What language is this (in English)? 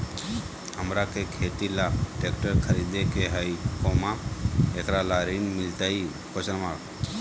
Magahi